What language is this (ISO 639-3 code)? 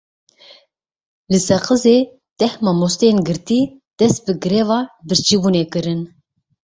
kur